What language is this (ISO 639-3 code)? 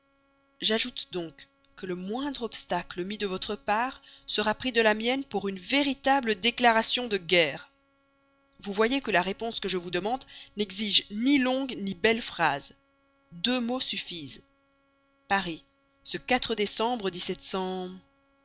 fra